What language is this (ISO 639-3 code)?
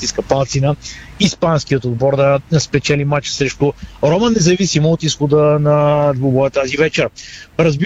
bul